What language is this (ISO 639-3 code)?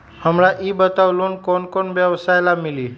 mag